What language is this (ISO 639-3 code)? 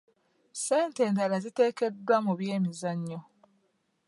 lug